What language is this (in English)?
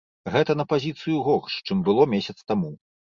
Belarusian